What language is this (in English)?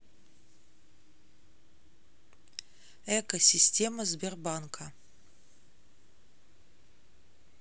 Russian